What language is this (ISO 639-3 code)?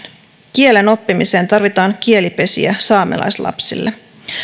fin